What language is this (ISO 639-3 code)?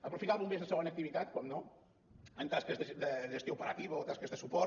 cat